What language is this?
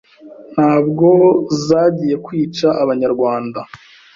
Kinyarwanda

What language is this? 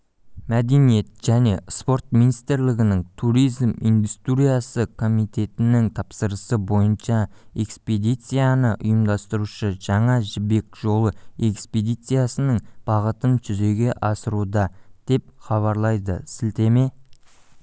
Kazakh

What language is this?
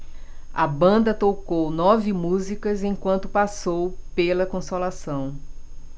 Portuguese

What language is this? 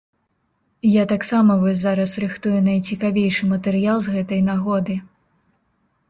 Belarusian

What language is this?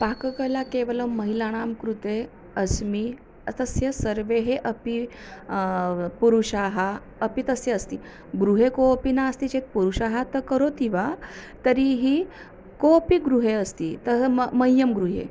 Sanskrit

